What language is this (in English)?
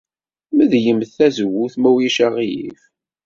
Kabyle